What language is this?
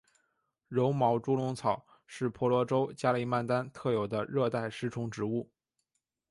Chinese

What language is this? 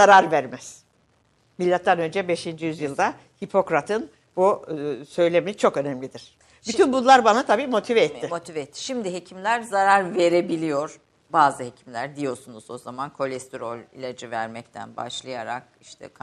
Turkish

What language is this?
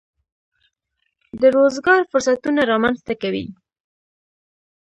Pashto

